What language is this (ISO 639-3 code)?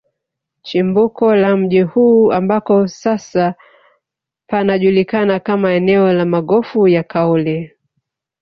swa